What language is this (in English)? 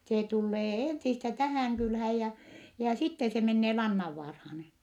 Finnish